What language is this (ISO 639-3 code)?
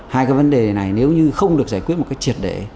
vie